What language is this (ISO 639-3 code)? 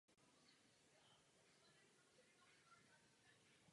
ces